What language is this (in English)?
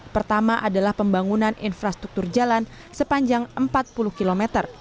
Indonesian